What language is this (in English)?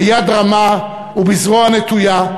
Hebrew